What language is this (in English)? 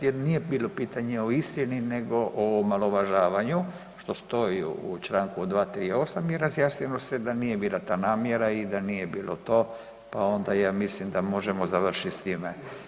Croatian